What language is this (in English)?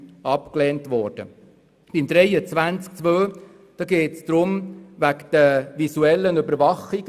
Swiss German